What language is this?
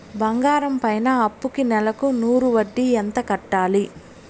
Telugu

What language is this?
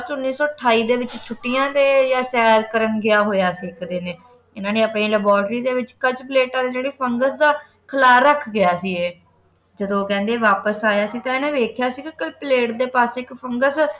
Punjabi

